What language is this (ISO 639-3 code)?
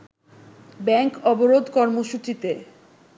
ben